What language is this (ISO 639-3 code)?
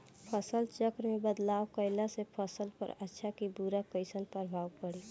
bho